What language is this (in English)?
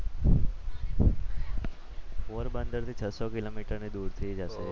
Gujarati